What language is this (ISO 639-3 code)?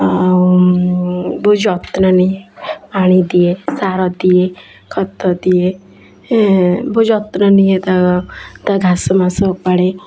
ori